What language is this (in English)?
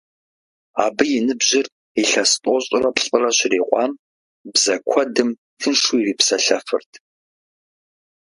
Kabardian